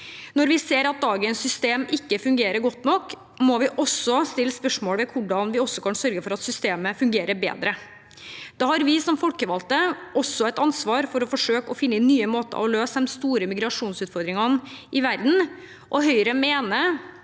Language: Norwegian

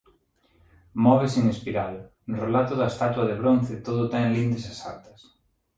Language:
Galician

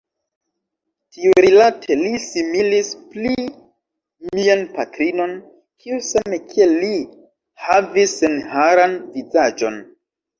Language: Esperanto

